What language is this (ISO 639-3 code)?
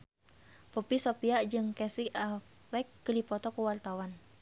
sun